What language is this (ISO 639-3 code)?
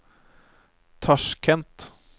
nor